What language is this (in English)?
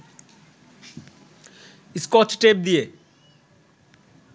Bangla